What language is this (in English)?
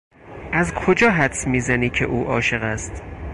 Persian